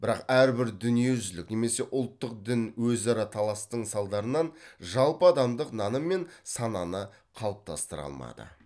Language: Kazakh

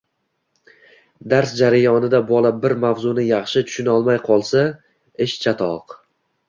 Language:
Uzbek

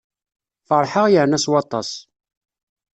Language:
Kabyle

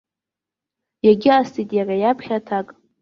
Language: Abkhazian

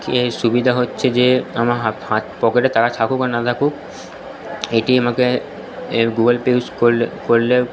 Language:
Bangla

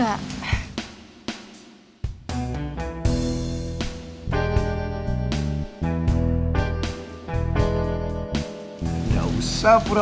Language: Indonesian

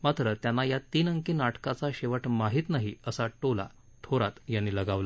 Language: Marathi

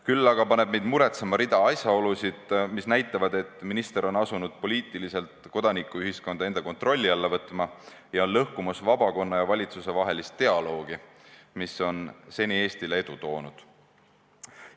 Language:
Estonian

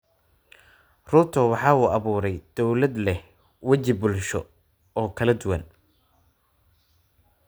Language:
Somali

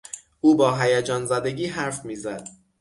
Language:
Persian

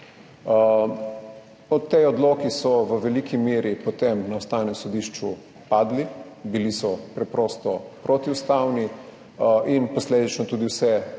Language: Slovenian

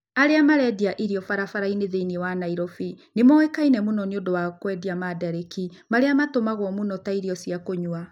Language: Kikuyu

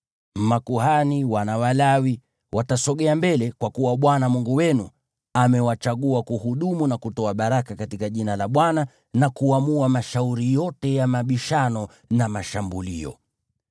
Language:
Swahili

